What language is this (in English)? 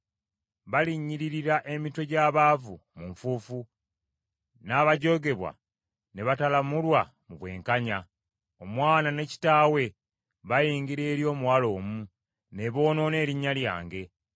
Ganda